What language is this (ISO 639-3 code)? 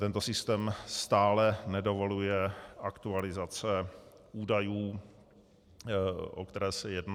ces